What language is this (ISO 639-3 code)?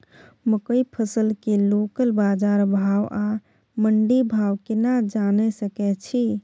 mai